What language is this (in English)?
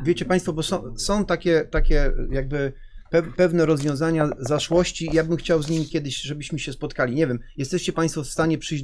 Polish